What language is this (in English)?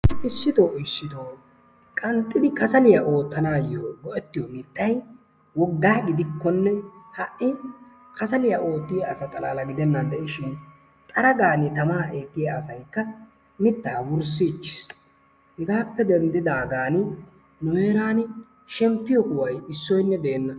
Wolaytta